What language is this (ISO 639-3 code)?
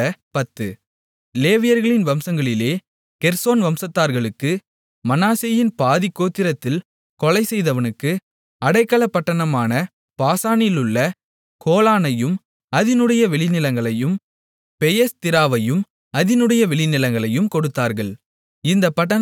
tam